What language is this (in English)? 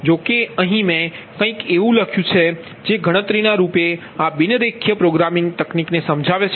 Gujarati